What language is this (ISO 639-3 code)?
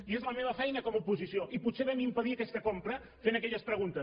cat